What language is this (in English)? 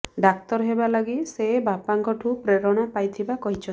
Odia